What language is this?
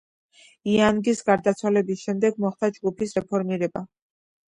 Georgian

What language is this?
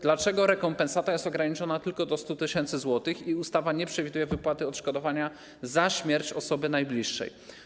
Polish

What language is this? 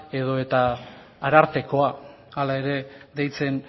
Basque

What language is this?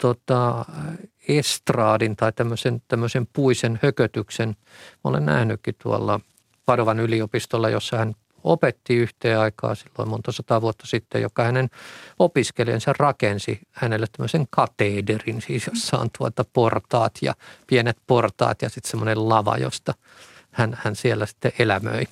Finnish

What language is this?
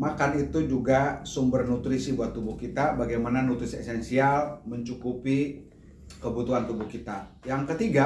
Indonesian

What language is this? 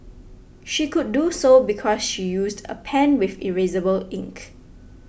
English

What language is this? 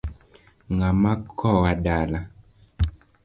Luo (Kenya and Tanzania)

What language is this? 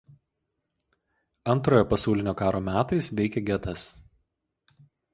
Lithuanian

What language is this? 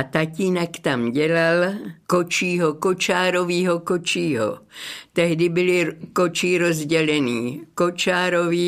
Czech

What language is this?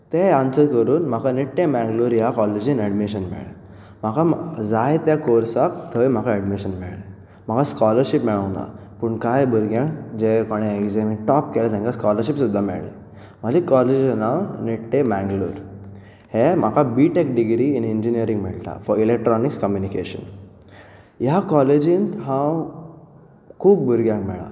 Konkani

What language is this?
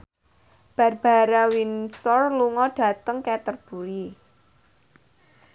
Javanese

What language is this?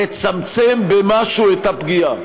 Hebrew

